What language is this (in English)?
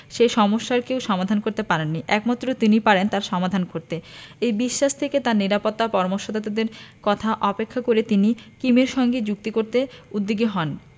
Bangla